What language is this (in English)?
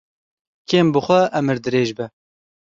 Kurdish